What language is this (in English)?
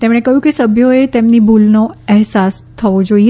Gujarati